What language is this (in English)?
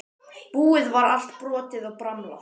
Icelandic